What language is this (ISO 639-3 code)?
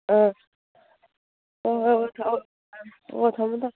mni